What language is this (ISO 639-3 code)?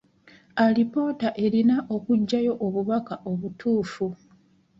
lug